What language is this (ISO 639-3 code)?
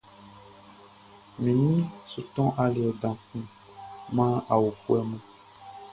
bci